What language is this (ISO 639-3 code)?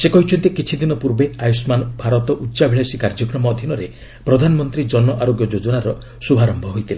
ori